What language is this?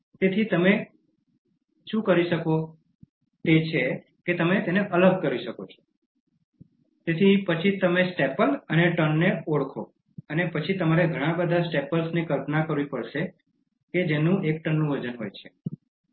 Gujarati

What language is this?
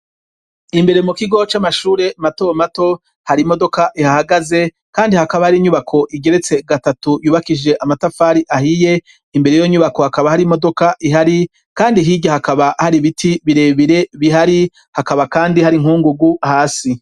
Rundi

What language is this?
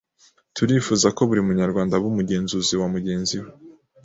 Kinyarwanda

